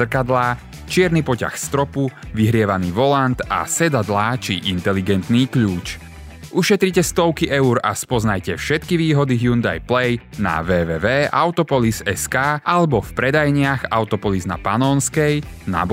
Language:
Slovak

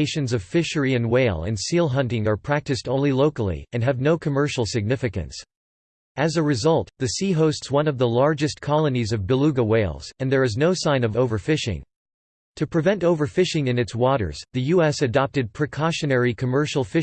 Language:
English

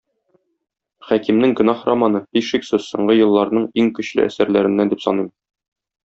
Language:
Tatar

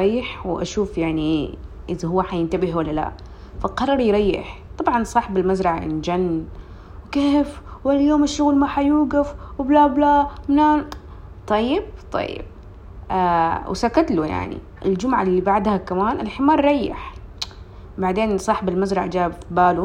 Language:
Arabic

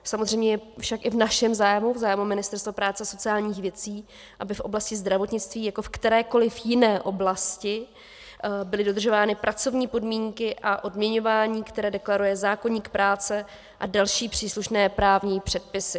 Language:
Czech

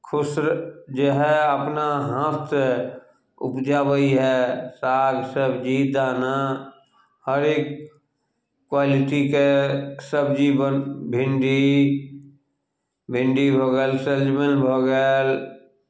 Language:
Maithili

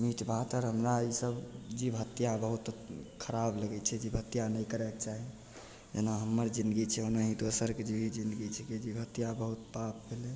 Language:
Maithili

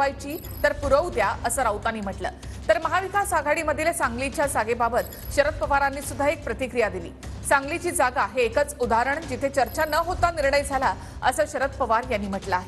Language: Marathi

